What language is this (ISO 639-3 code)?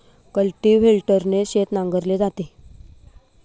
mar